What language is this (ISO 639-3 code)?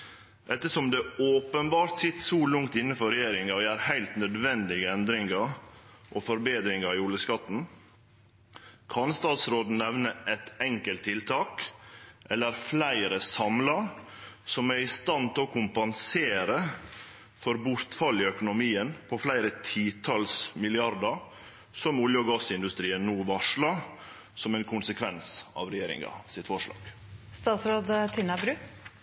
nno